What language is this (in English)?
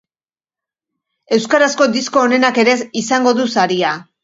Basque